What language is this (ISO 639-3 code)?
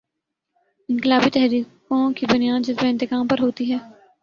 urd